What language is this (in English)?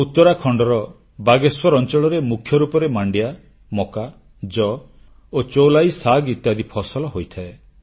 Odia